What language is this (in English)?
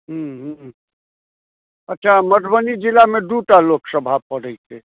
Maithili